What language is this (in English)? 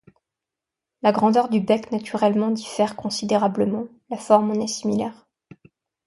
French